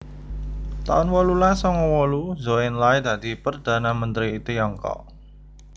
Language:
Javanese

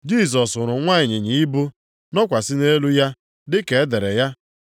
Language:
Igbo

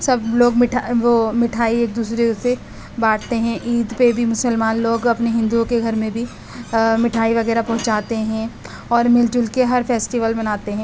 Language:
Urdu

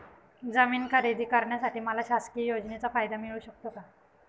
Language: Marathi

